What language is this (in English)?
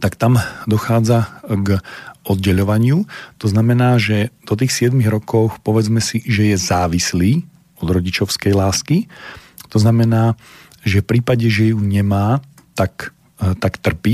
Slovak